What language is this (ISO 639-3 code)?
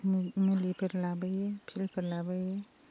brx